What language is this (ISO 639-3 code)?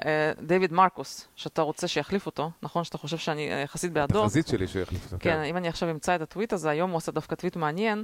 heb